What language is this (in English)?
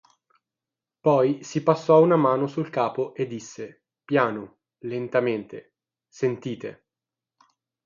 Italian